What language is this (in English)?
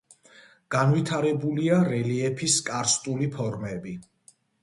Georgian